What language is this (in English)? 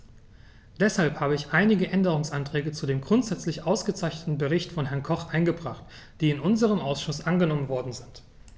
German